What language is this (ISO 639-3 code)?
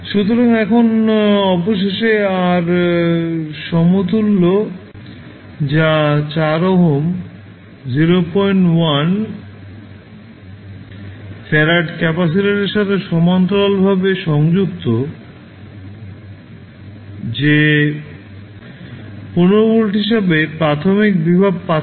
ben